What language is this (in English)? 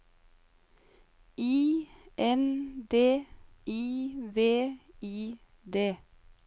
Norwegian